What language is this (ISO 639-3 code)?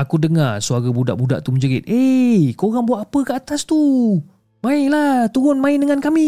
msa